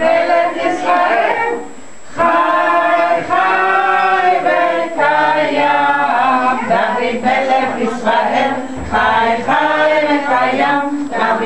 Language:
Greek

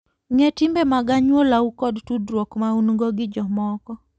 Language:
Luo (Kenya and Tanzania)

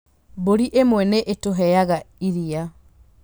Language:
Kikuyu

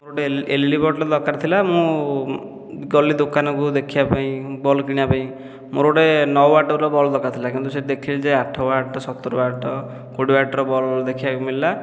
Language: Odia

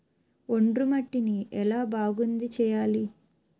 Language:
Telugu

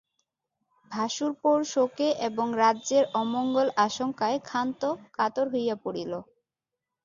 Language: Bangla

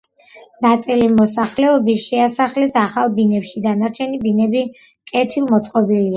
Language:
Georgian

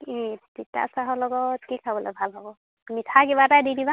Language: Assamese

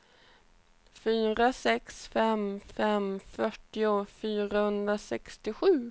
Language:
Swedish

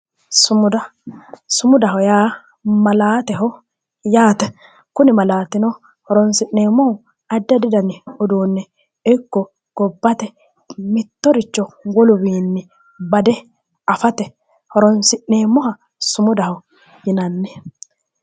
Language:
Sidamo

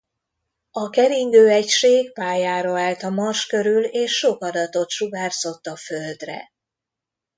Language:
Hungarian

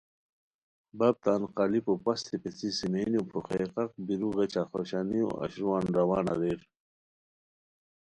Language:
Khowar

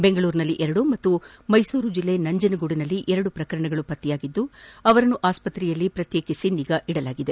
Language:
Kannada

